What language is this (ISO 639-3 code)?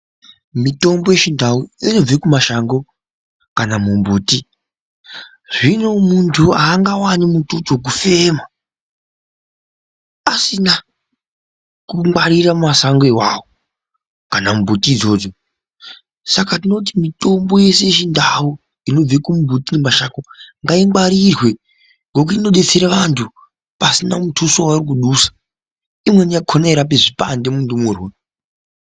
ndc